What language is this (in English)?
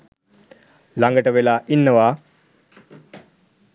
Sinhala